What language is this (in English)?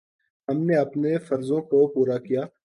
Urdu